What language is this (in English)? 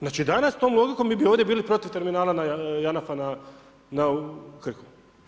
Croatian